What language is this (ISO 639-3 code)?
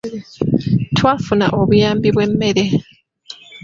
lug